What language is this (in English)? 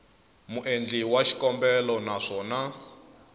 Tsonga